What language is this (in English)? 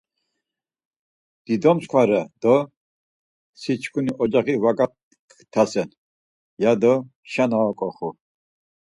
Laz